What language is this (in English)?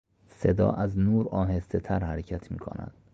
Persian